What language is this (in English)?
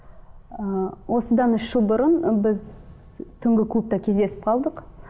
Kazakh